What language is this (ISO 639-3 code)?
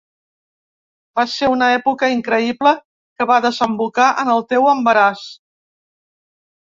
cat